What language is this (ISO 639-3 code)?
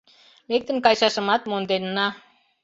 chm